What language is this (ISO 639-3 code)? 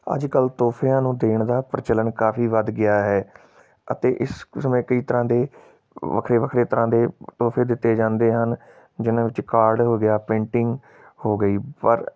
pan